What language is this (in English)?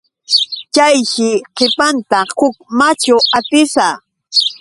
Yauyos Quechua